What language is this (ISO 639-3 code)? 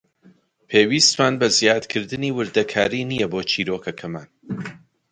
ckb